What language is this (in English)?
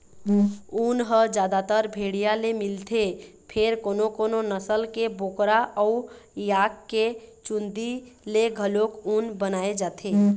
Chhattisgarhi